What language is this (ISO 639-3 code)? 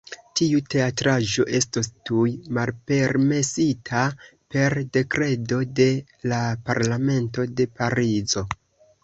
epo